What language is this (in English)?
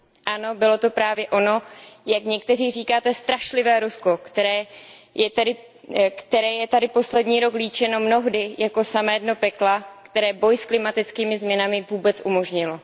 Czech